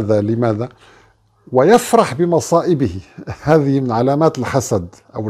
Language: Arabic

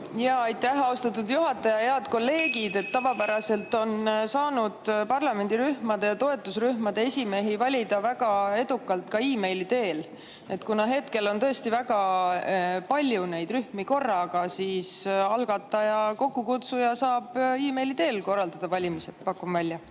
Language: Estonian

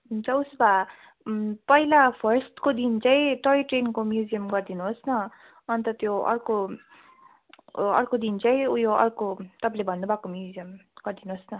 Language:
Nepali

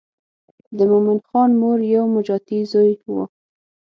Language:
Pashto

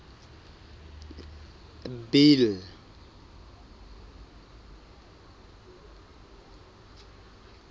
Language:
Southern Sotho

